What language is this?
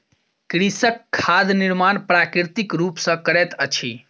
Maithili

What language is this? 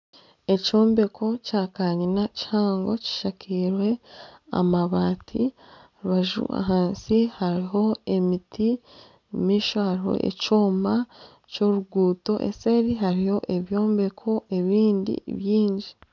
Nyankole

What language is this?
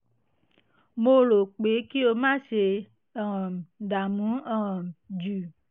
Yoruba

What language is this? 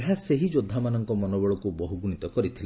Odia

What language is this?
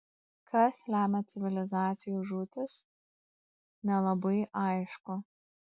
Lithuanian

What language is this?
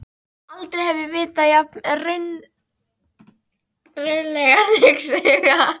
Icelandic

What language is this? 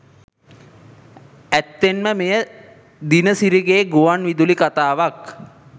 Sinhala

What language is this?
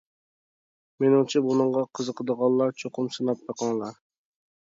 Uyghur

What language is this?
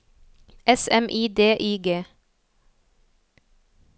Norwegian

